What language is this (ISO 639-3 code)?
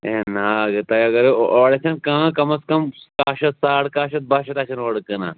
kas